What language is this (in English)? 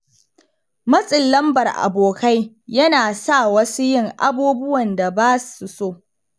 Hausa